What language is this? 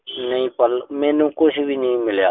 Punjabi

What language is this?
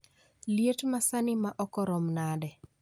Luo (Kenya and Tanzania)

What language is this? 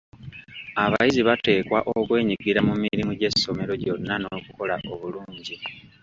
Ganda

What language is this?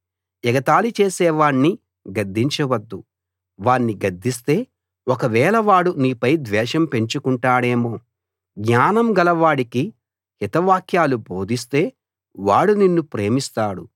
Telugu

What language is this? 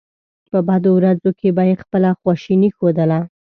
Pashto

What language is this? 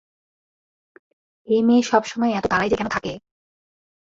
Bangla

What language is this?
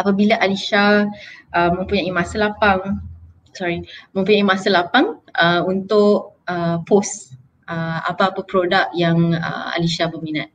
Malay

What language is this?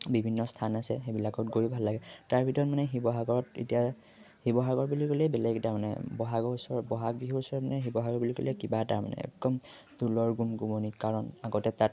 Assamese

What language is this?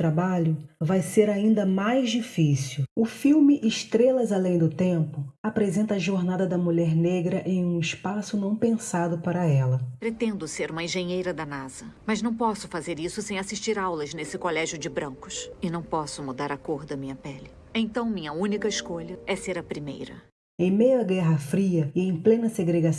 Portuguese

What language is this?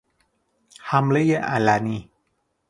Persian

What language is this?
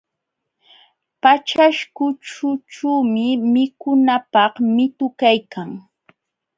Jauja Wanca Quechua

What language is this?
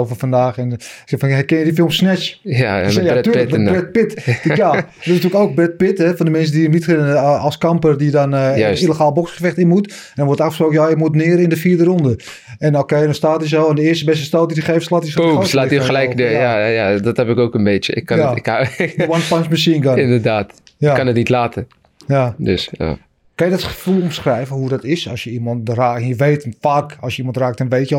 Dutch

